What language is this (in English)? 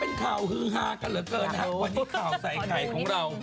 Thai